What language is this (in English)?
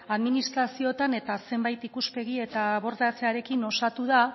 Basque